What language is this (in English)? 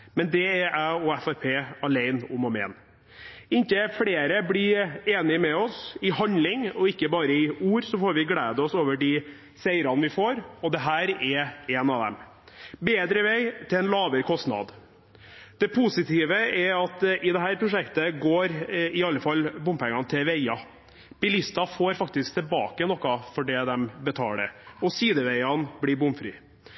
Norwegian Bokmål